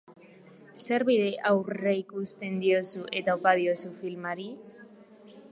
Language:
Basque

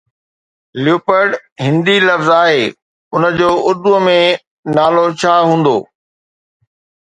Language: Sindhi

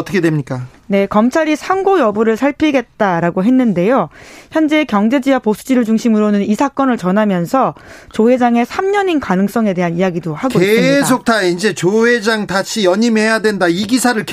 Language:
Korean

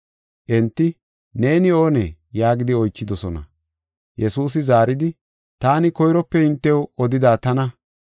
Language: Gofa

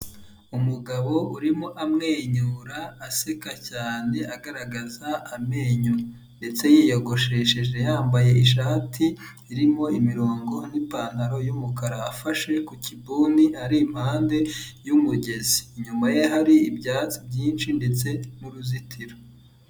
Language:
Kinyarwanda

